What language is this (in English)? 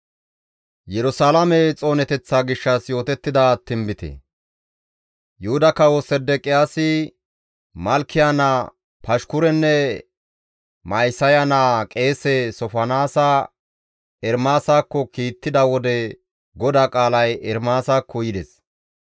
Gamo